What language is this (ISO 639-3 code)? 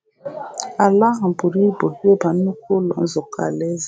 ibo